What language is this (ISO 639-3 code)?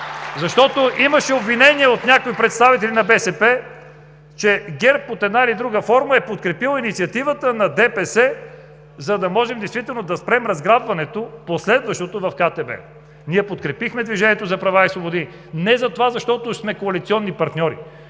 bul